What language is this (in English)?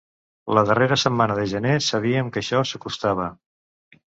Catalan